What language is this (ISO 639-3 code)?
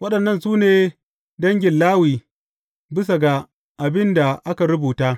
hau